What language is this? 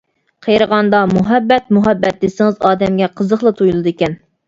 Uyghur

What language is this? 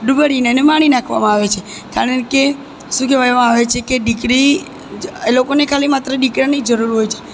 Gujarati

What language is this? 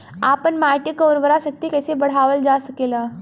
Bhojpuri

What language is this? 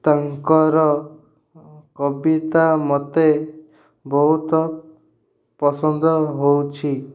Odia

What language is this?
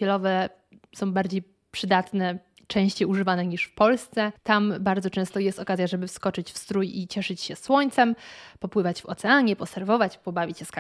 Polish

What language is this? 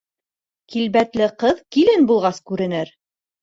Bashkir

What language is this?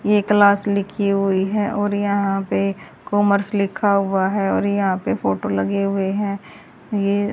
Hindi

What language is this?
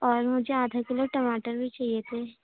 Urdu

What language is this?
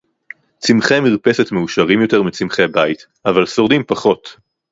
Hebrew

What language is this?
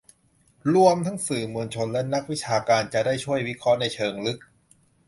Thai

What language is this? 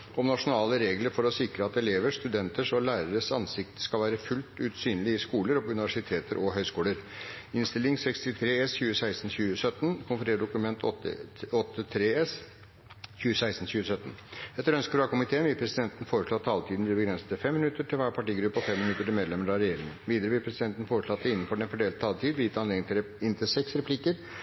Norwegian Bokmål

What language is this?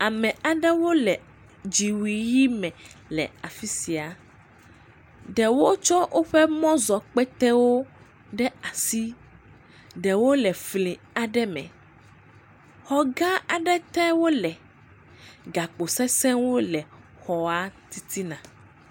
Ewe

